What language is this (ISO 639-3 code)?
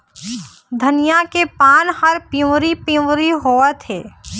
hne